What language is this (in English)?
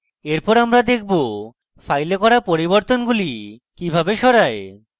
Bangla